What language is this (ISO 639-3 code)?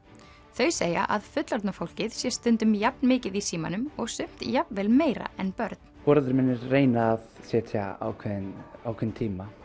isl